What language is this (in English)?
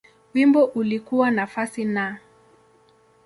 Swahili